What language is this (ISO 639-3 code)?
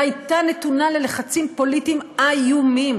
heb